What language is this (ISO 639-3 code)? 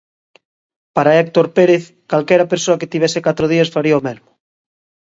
glg